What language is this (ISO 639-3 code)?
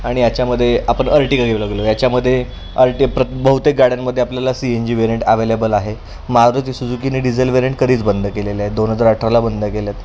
mar